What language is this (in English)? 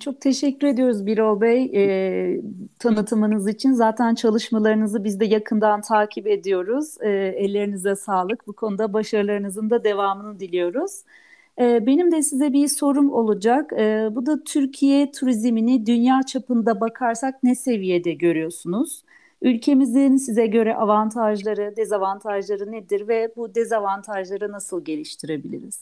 Turkish